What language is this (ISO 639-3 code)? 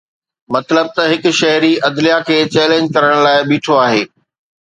snd